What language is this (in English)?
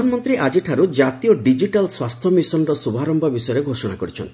Odia